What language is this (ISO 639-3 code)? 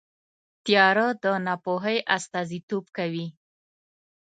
pus